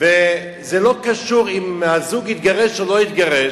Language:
Hebrew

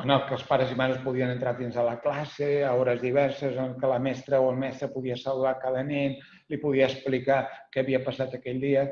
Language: Catalan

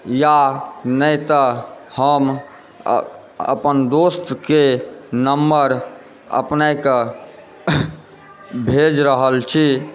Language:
Maithili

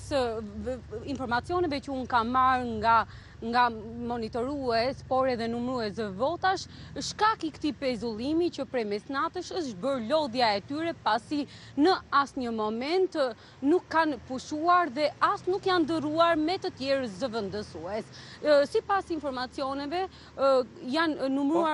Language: Romanian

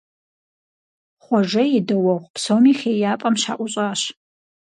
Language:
Kabardian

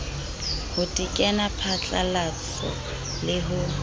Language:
Southern Sotho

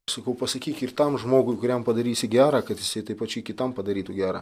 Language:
Lithuanian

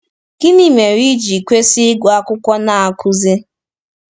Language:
Igbo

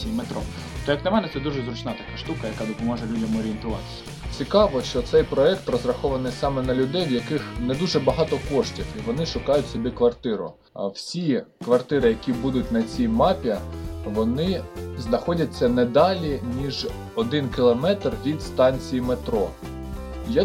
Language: Ukrainian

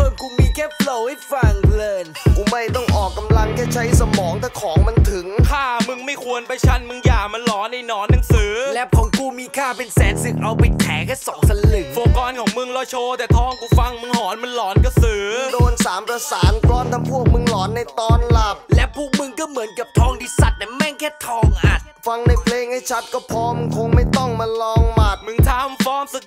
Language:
Thai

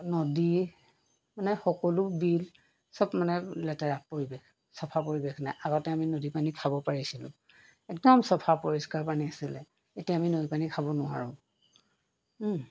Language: Assamese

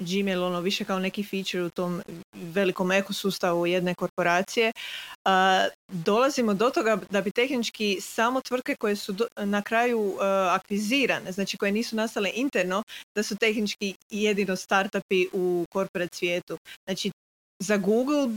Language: Croatian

